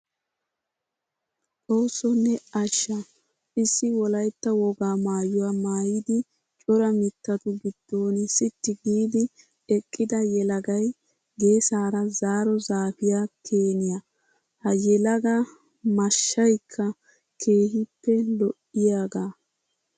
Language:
Wolaytta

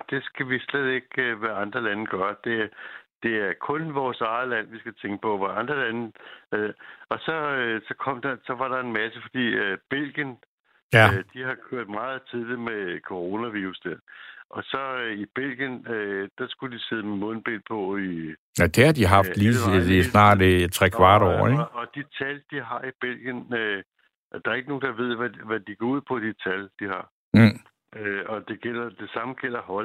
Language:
Danish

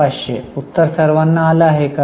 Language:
Marathi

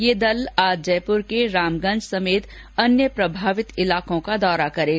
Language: Hindi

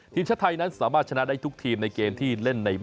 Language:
Thai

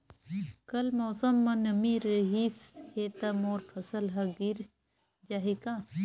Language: Chhattisgarhi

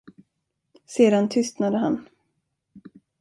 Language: Swedish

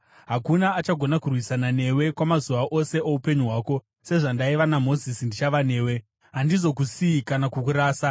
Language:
Shona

